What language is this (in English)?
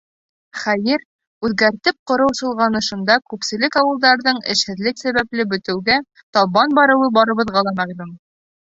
Bashkir